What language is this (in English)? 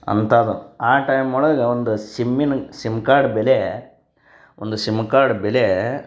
Kannada